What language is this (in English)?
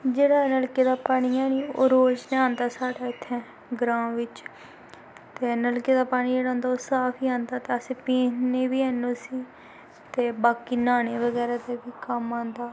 Dogri